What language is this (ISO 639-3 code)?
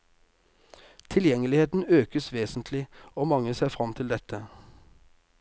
nor